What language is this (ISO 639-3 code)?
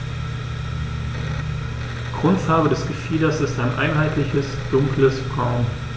deu